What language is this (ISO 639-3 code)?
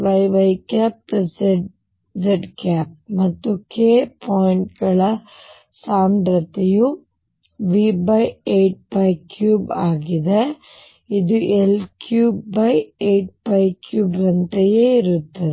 kan